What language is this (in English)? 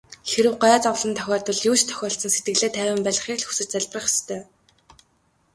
Mongolian